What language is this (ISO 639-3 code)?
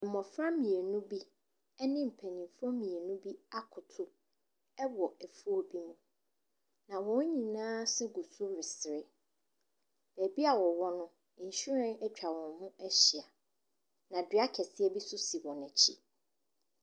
aka